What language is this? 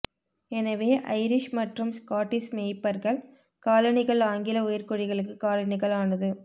Tamil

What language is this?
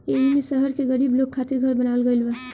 Bhojpuri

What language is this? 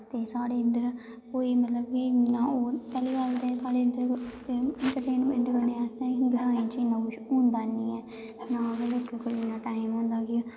Dogri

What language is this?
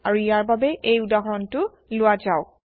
Assamese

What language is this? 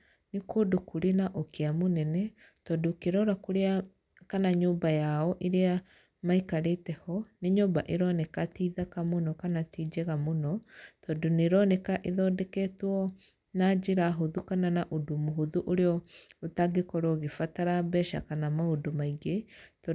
Kikuyu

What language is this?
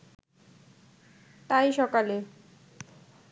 Bangla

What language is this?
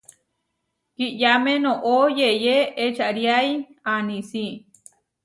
Huarijio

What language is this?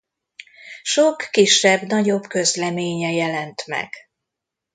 Hungarian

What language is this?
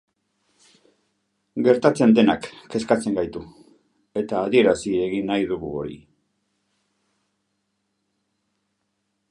Basque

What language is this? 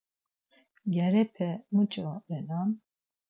Laz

